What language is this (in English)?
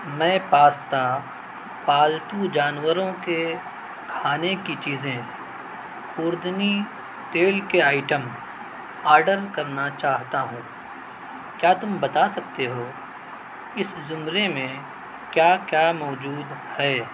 Urdu